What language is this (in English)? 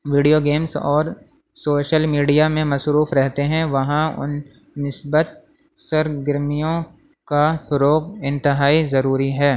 Urdu